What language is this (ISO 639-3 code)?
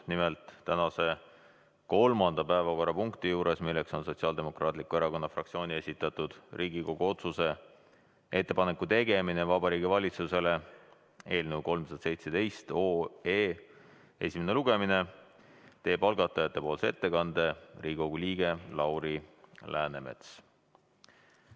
est